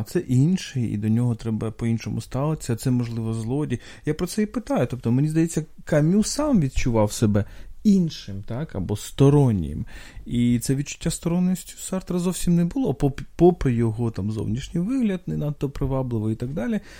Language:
Ukrainian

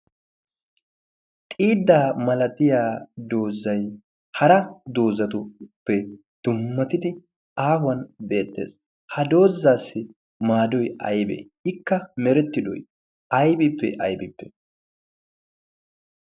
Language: Wolaytta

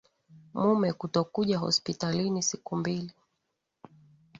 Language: Swahili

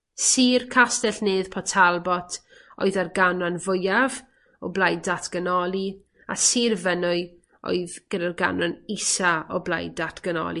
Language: Welsh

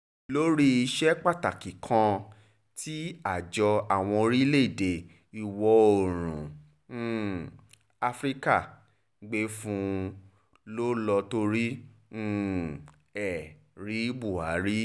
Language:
Yoruba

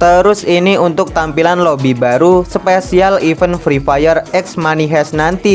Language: Indonesian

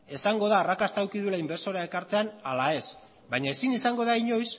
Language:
Basque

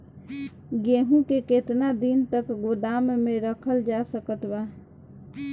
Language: Bhojpuri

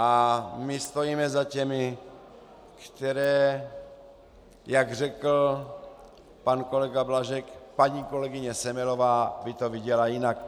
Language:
Czech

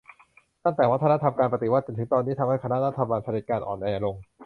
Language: Thai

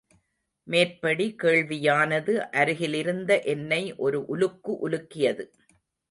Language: Tamil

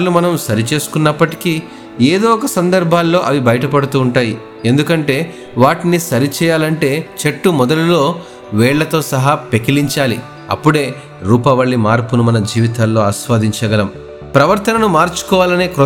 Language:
Telugu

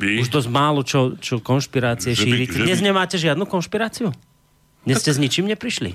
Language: Slovak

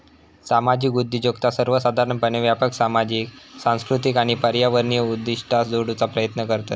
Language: Marathi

